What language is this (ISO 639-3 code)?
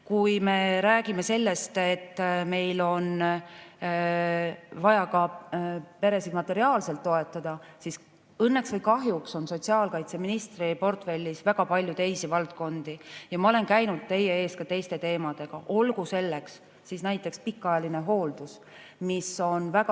est